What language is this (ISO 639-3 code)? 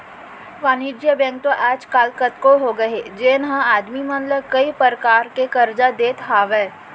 hne